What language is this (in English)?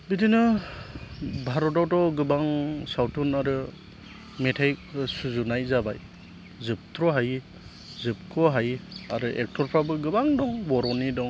Bodo